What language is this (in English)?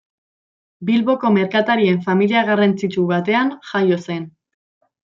Basque